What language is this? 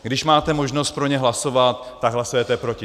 Czech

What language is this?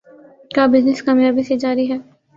Urdu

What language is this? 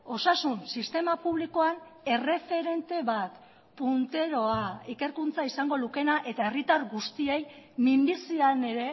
Basque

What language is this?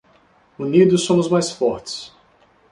Portuguese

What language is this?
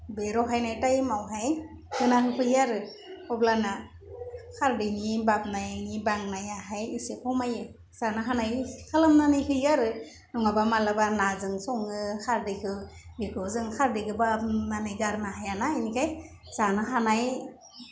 Bodo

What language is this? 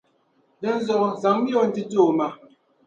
Dagbani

